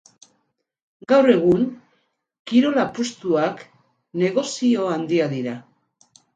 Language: Basque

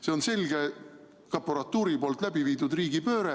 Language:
Estonian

